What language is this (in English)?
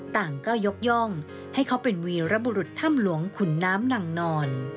Thai